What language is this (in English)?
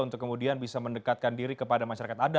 Indonesian